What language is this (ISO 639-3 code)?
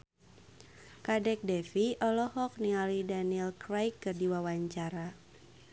sun